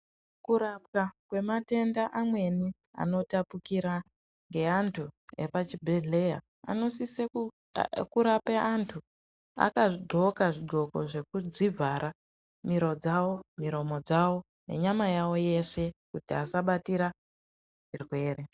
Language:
Ndau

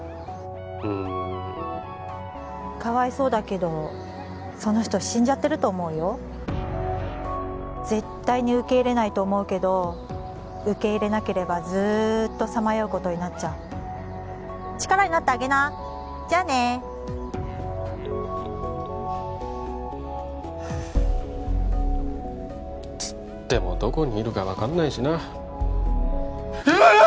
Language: Japanese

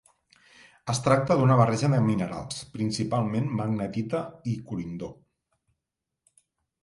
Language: Catalan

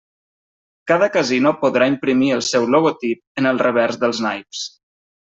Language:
Catalan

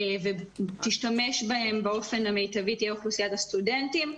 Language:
Hebrew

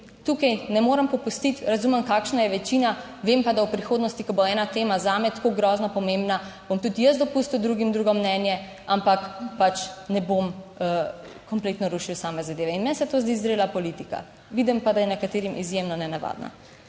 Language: Slovenian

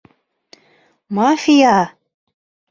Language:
Bashkir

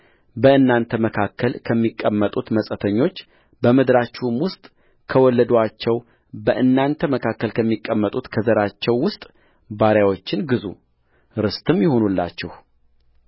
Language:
Amharic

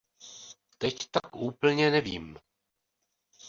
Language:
Czech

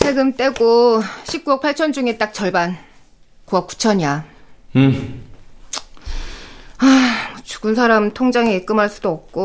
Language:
Korean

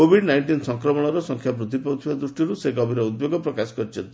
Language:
Odia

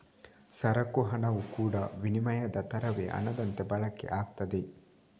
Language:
Kannada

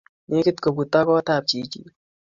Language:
Kalenjin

